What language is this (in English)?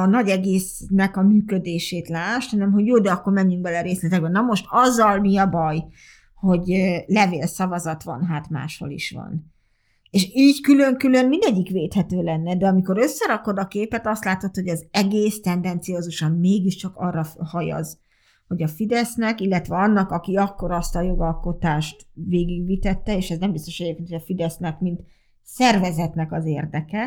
Hungarian